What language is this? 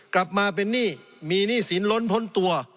Thai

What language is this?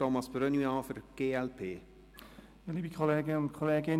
Swiss German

